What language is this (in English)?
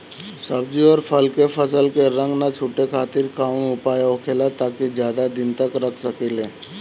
Bhojpuri